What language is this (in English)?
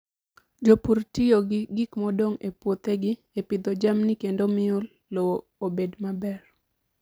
Luo (Kenya and Tanzania)